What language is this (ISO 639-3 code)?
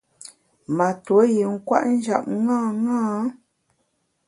bax